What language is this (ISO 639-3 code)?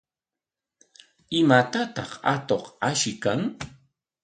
qwa